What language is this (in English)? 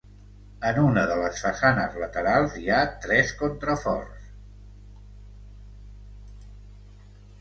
Catalan